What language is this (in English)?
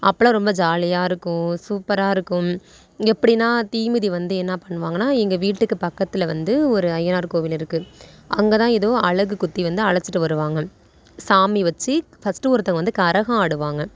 Tamil